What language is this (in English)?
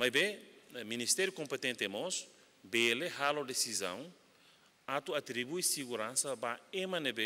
Portuguese